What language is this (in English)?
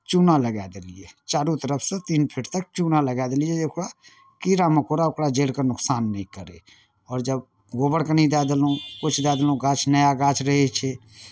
Maithili